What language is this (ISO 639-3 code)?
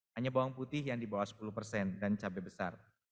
ind